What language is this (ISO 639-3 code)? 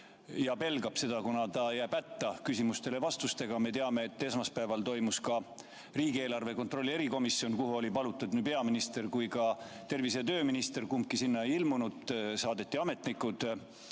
est